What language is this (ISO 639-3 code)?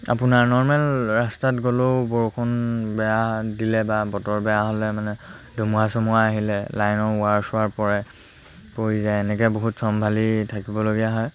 asm